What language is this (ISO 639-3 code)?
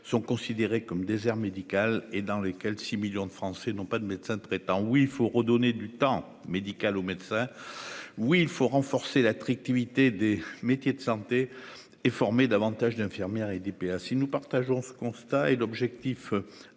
fra